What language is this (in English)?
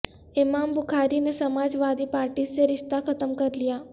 Urdu